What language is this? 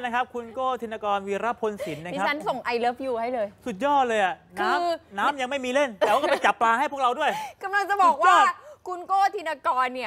Thai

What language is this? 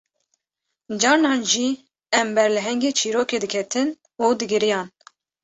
Kurdish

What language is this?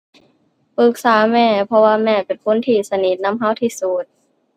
Thai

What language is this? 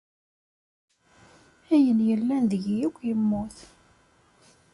Kabyle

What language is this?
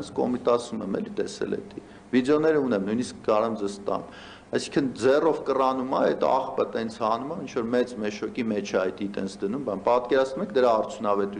Romanian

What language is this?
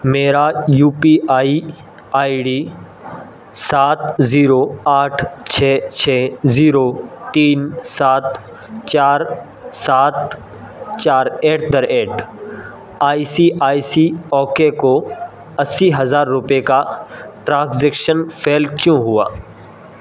Urdu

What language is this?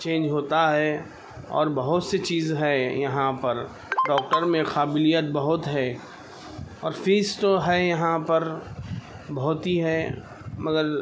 Urdu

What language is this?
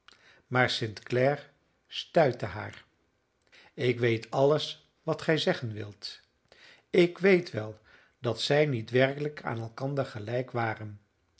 Dutch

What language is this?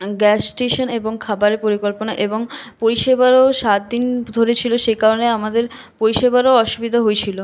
Bangla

